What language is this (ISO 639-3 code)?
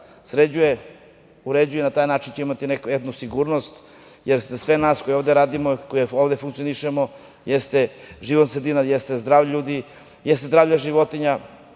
srp